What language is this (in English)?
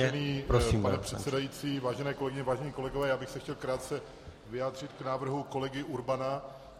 Czech